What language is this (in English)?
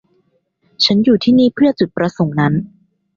Thai